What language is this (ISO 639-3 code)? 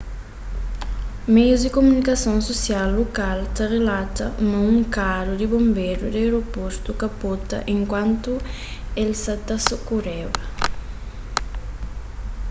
kea